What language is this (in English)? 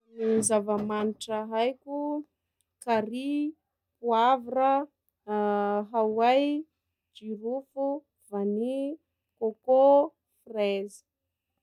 Sakalava Malagasy